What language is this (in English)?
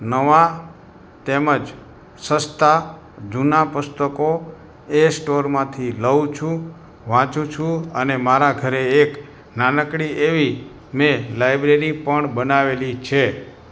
Gujarati